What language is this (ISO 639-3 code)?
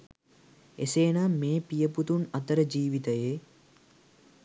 sin